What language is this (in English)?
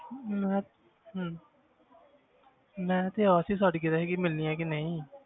Punjabi